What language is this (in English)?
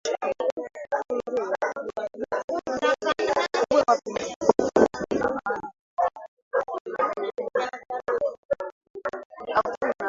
Swahili